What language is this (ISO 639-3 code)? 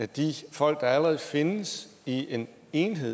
dan